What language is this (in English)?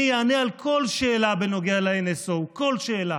Hebrew